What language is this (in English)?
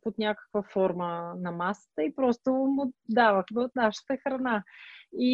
Bulgarian